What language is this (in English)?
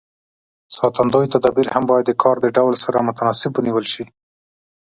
Pashto